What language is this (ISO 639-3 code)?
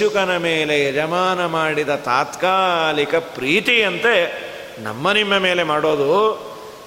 kan